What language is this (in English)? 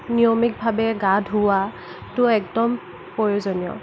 Assamese